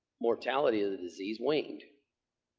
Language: English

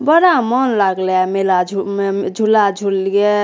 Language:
Maithili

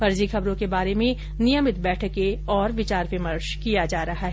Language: Hindi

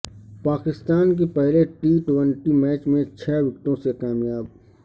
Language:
Urdu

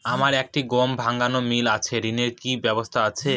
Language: Bangla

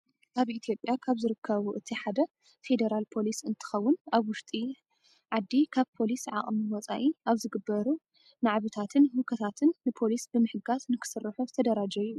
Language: Tigrinya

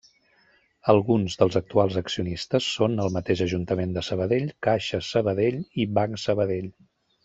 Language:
Catalan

